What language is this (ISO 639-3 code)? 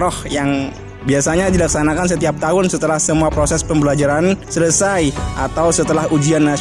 ind